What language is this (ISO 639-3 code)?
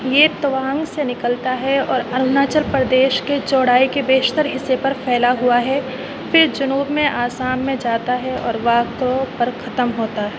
urd